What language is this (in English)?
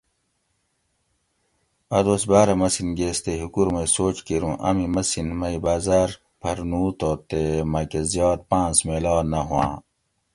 Gawri